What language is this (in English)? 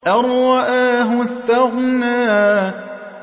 Arabic